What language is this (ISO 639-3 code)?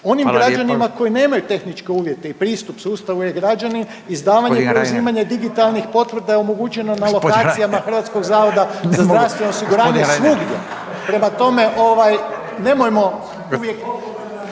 hrv